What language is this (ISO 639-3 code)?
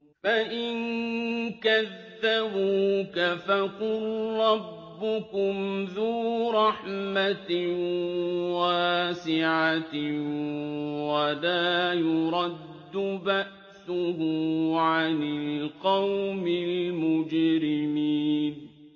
ara